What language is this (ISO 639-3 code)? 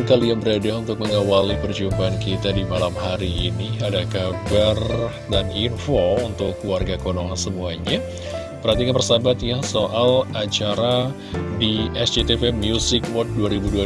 ind